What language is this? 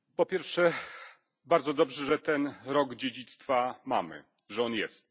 Polish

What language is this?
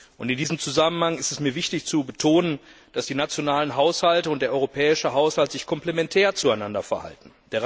German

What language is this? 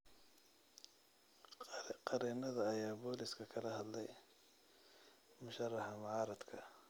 Somali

